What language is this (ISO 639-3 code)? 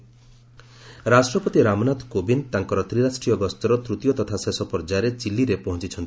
ori